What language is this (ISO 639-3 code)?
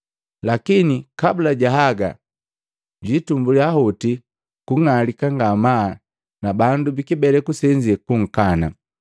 mgv